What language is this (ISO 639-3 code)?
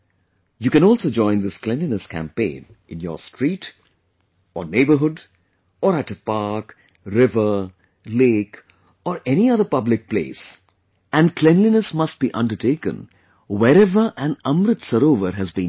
eng